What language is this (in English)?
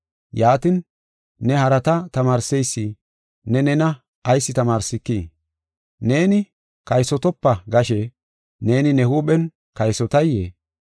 Gofa